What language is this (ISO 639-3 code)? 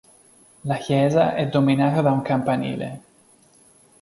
ita